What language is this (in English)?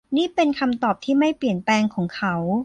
Thai